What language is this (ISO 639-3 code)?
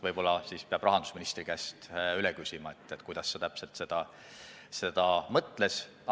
est